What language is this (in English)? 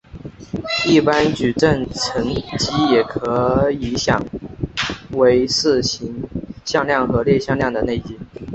Chinese